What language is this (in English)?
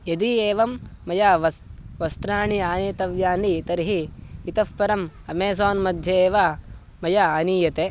Sanskrit